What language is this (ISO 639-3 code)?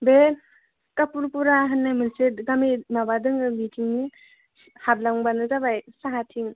brx